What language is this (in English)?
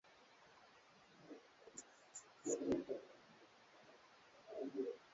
Swahili